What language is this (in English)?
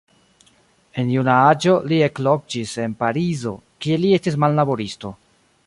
Esperanto